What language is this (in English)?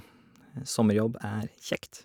Norwegian